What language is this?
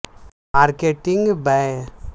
Urdu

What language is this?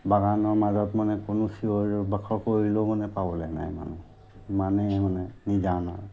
Assamese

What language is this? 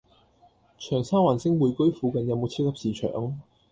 Cantonese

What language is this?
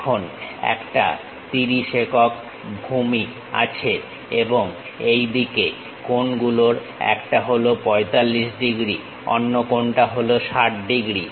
Bangla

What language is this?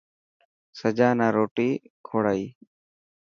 Dhatki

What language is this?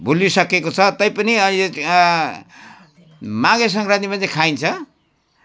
Nepali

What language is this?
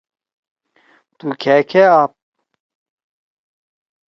Torwali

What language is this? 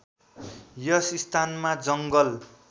Nepali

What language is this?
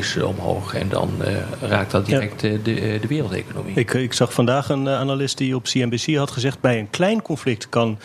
Dutch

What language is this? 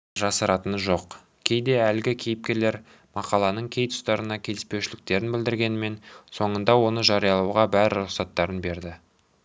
Kazakh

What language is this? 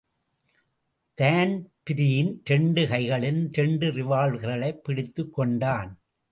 Tamil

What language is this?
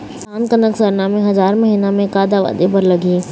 Chhattisgarhi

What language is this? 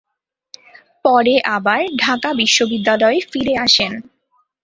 Bangla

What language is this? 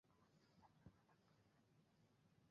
Bangla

